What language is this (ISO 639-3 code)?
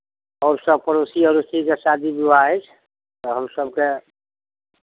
mai